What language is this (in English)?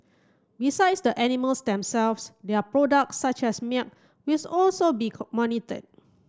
English